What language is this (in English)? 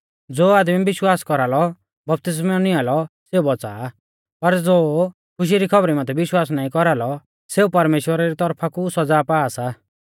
Mahasu Pahari